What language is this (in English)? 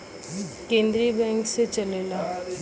Bhojpuri